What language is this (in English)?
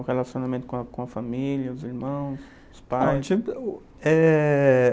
Portuguese